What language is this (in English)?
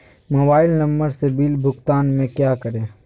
Magahi